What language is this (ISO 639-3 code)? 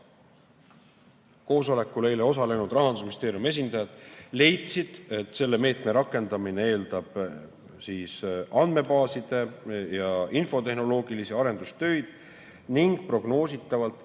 est